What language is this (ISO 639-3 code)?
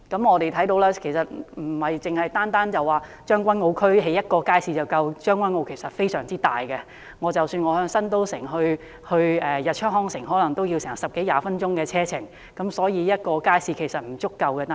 yue